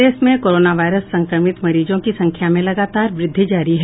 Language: Hindi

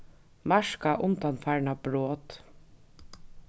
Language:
Faroese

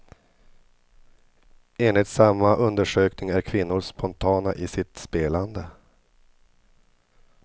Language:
Swedish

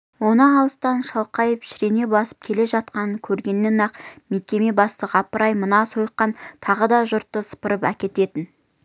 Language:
Kazakh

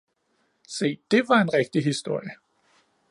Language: Danish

